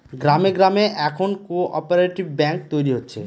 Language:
Bangla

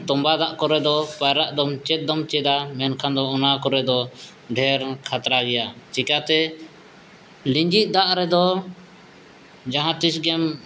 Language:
Santali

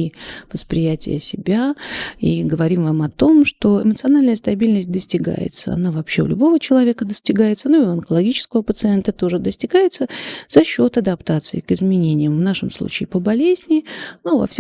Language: Russian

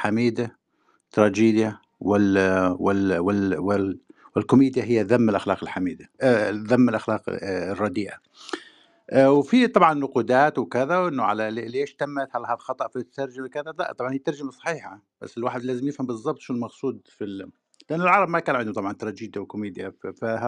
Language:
Arabic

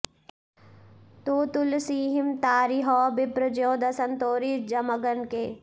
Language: Sanskrit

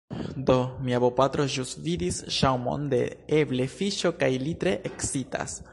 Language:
Esperanto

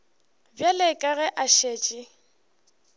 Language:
Northern Sotho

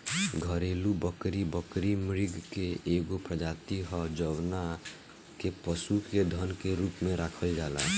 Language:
Bhojpuri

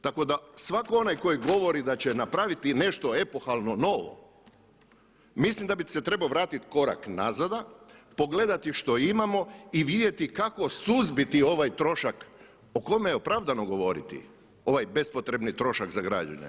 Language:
Croatian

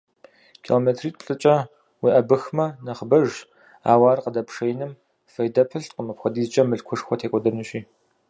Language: Kabardian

